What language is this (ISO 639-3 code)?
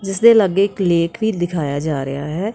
pan